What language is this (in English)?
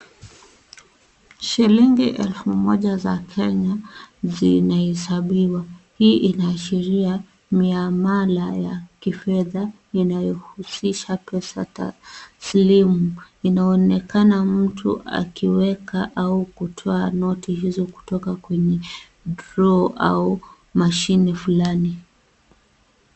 Swahili